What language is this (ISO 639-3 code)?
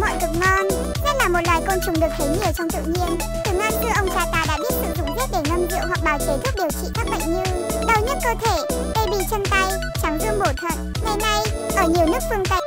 vie